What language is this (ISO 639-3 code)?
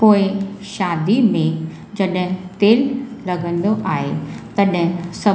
snd